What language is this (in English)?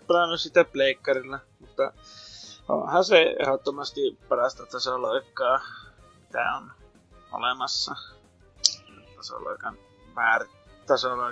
Finnish